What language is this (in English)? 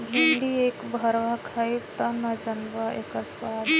Bhojpuri